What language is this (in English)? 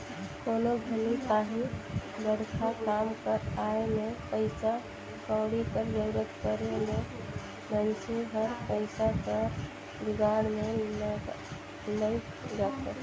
Chhattisgarhi